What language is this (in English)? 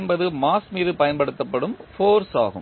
Tamil